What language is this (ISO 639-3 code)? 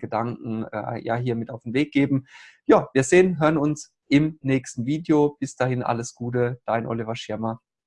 deu